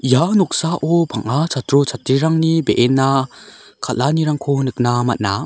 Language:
Garo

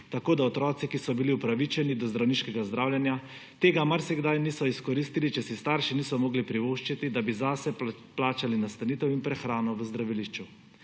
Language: Slovenian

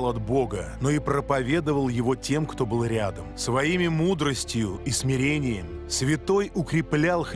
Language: Russian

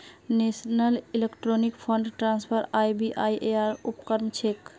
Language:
Magahi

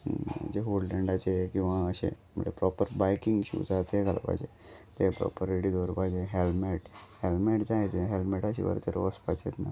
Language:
Konkani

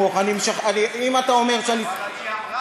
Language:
Hebrew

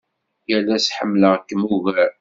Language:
Kabyle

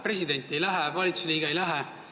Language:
Estonian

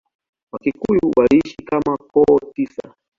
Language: Swahili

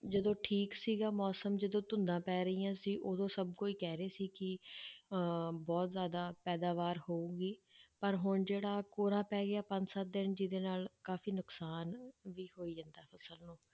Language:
Punjabi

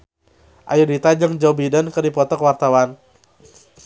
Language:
Sundanese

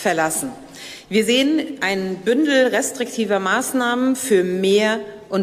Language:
Danish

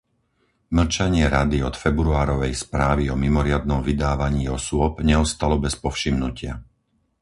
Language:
Slovak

